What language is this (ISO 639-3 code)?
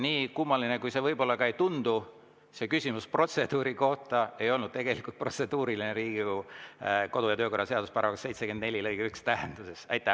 est